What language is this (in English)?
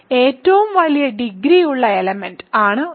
Malayalam